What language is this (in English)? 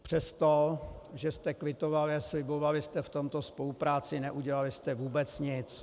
Czech